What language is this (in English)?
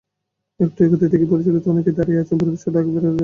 Bangla